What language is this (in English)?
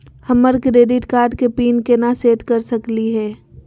Magahi